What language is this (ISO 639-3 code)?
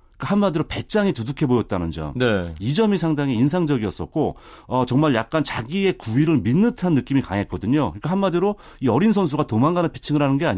kor